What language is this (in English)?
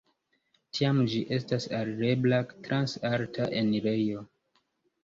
Esperanto